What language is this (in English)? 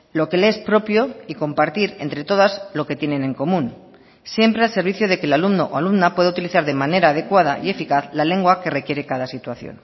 Spanish